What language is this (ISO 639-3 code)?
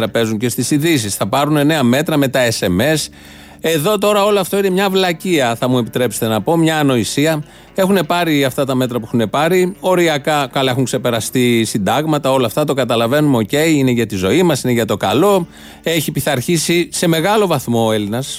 ell